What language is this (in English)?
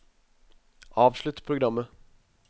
Norwegian